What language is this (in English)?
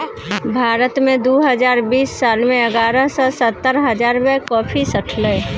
Maithili